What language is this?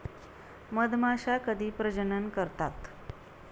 Marathi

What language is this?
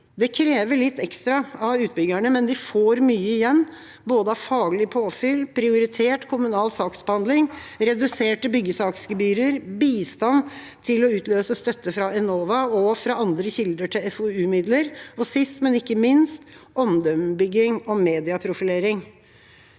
Norwegian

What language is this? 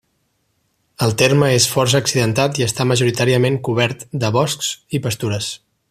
Catalan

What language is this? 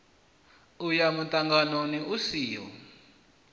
Venda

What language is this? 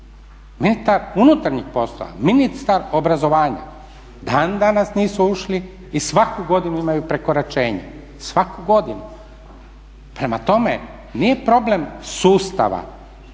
Croatian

